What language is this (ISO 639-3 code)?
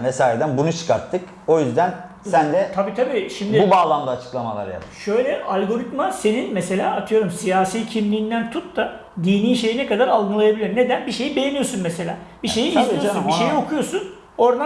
tur